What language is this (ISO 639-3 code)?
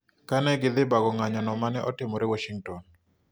luo